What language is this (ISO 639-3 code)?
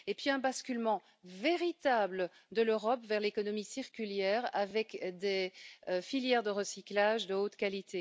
fra